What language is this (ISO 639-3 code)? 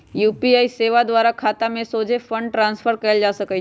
mag